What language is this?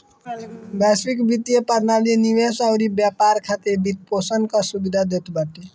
Bhojpuri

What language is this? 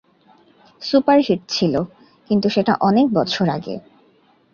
Bangla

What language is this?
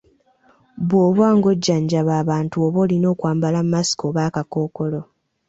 Ganda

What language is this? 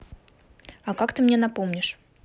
Russian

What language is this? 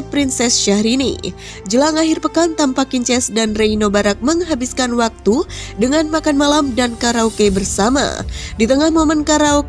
Indonesian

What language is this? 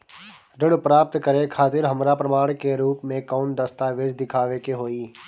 Bhojpuri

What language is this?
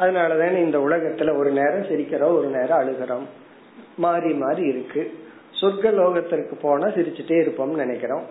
Tamil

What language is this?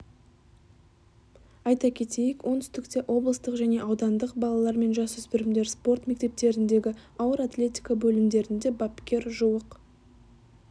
Kazakh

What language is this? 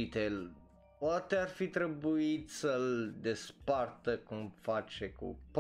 Romanian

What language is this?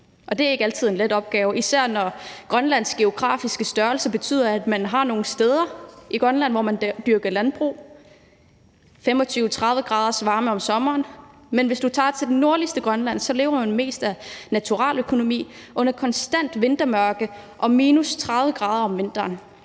Danish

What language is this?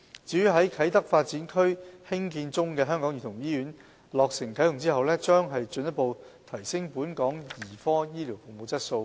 Cantonese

